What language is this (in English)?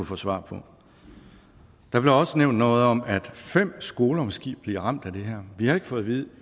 Danish